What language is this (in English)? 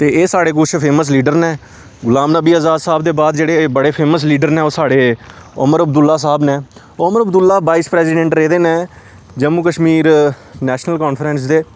Dogri